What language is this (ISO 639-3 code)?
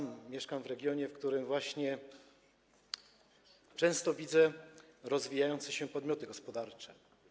pol